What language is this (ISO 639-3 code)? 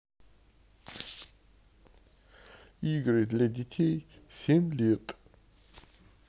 rus